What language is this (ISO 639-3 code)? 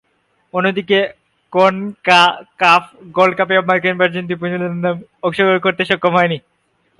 ben